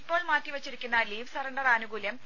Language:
Malayalam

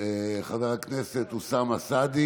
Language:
Hebrew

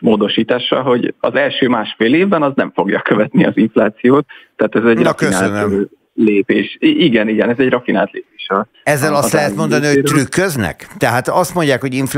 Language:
Hungarian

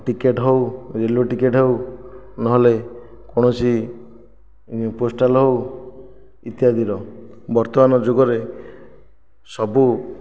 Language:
Odia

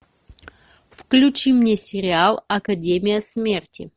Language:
Russian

